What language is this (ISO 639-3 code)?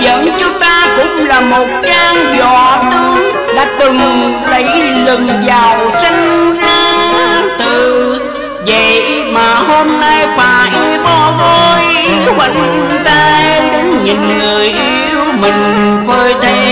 vie